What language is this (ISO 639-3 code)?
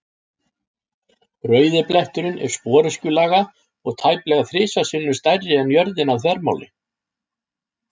isl